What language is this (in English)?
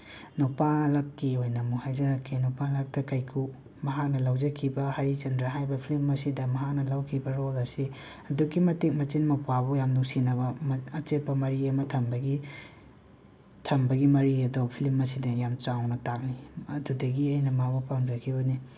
Manipuri